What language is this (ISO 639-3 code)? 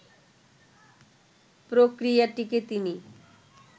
ben